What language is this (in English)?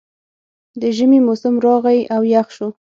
Pashto